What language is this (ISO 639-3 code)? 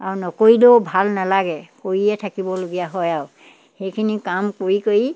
asm